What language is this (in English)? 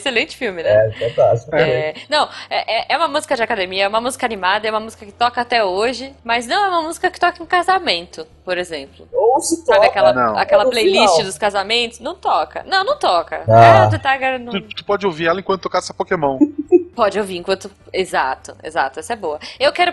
Portuguese